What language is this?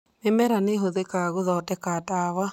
Kikuyu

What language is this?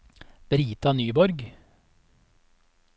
Norwegian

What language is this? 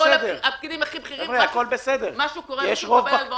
Hebrew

